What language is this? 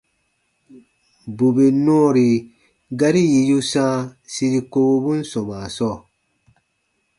Baatonum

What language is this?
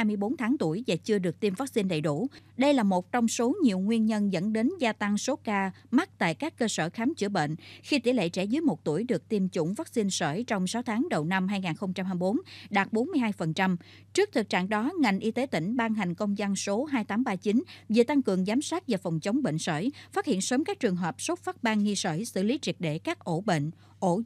Vietnamese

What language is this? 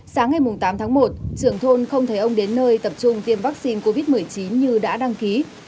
Vietnamese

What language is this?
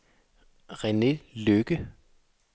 Danish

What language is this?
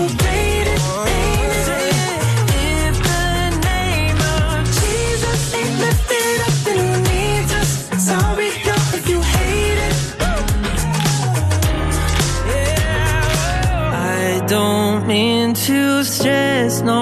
Ukrainian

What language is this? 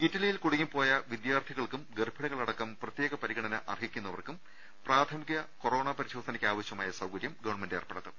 Malayalam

